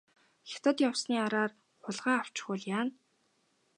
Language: Mongolian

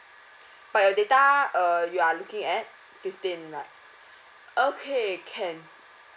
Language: English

